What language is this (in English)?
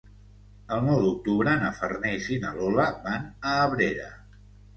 Catalan